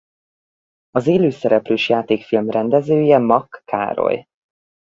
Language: Hungarian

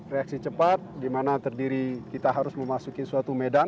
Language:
Indonesian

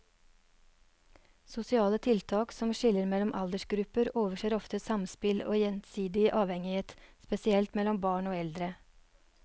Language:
Norwegian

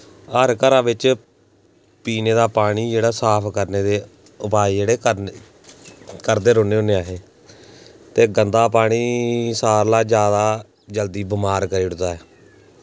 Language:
Dogri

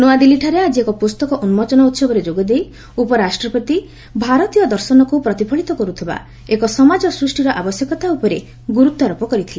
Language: Odia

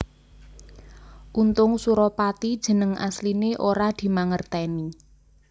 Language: Javanese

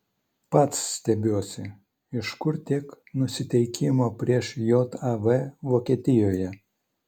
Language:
Lithuanian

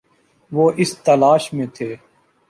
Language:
Urdu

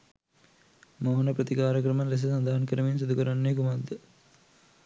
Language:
Sinhala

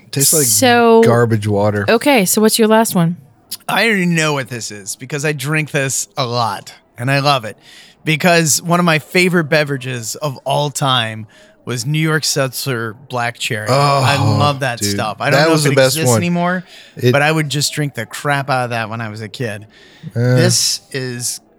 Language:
English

